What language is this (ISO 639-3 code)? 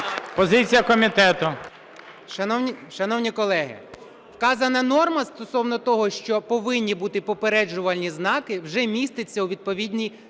ukr